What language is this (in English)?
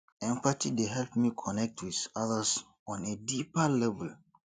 Nigerian Pidgin